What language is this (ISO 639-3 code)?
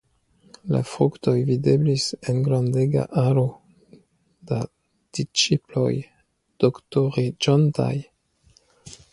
epo